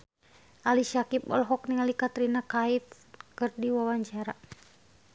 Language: Sundanese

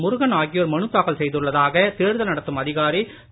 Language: Tamil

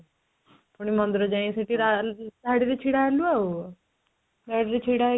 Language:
Odia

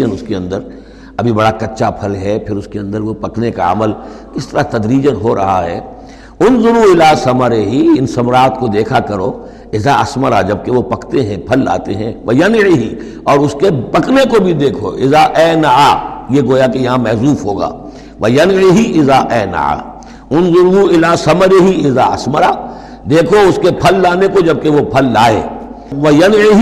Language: Urdu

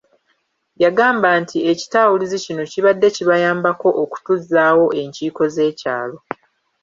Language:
Ganda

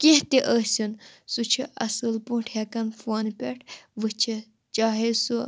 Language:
Kashmiri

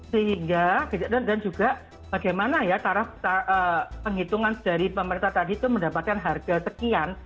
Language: Indonesian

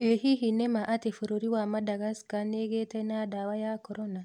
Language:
Kikuyu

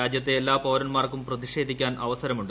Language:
Malayalam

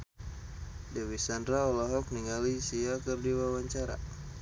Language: Sundanese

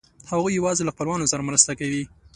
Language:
Pashto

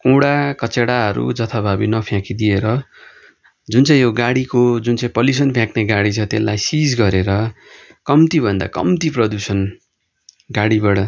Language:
Nepali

